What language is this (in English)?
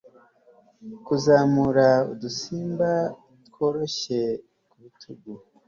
Kinyarwanda